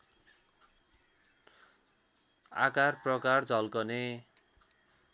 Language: Nepali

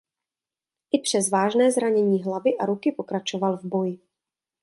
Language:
Czech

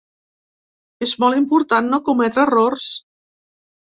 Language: Catalan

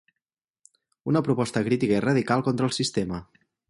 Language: Catalan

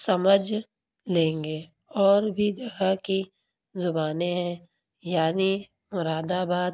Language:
Urdu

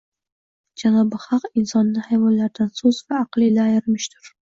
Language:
Uzbek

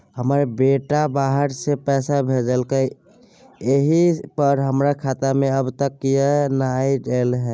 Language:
Maithili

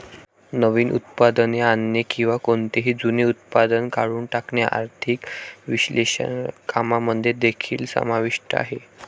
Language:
Marathi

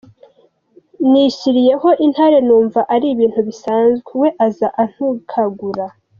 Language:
Kinyarwanda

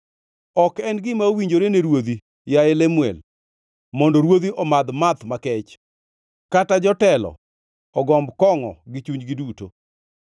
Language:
Luo (Kenya and Tanzania)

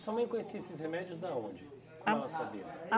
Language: Portuguese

